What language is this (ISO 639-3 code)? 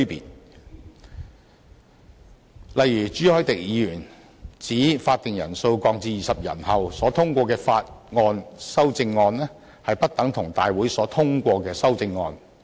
yue